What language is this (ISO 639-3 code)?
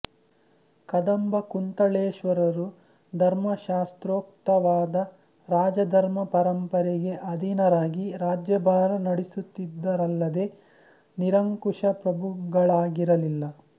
kan